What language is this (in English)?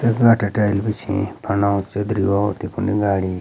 Garhwali